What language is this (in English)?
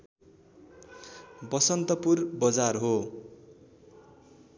Nepali